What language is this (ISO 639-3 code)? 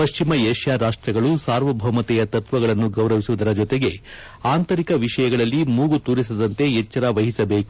kan